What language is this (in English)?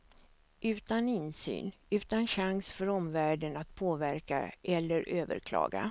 Swedish